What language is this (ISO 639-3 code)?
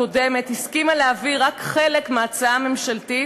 heb